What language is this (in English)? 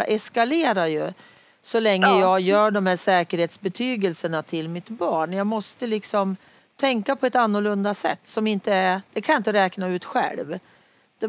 Swedish